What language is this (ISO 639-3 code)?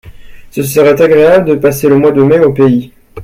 fra